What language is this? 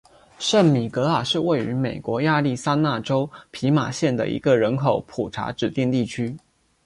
Chinese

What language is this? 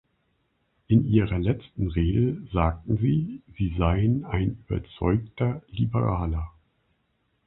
German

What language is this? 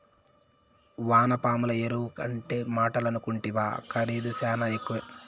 Telugu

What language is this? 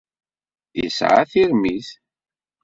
Kabyle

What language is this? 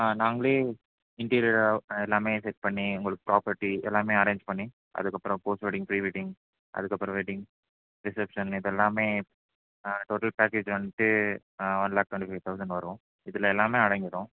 Tamil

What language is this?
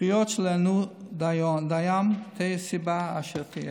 Hebrew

